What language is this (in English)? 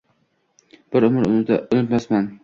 Uzbek